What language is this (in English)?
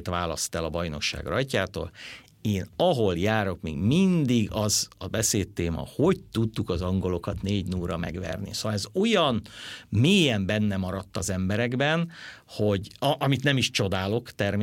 Hungarian